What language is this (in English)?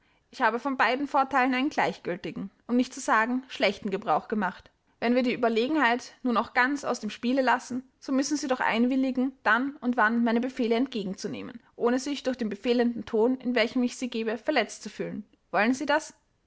German